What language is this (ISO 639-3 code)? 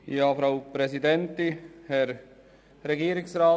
gsw